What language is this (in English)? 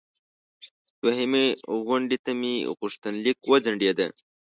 Pashto